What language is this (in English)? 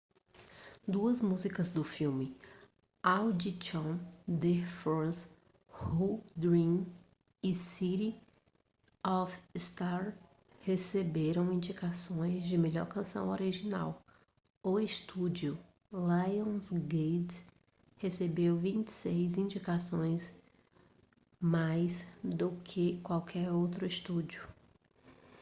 Portuguese